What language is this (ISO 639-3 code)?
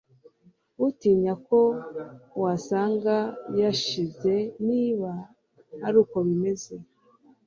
kin